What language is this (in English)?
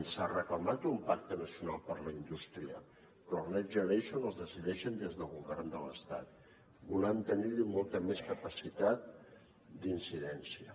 Catalan